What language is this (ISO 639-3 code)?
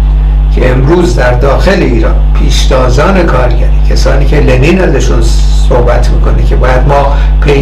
fas